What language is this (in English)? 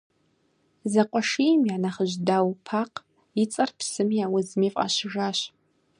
Kabardian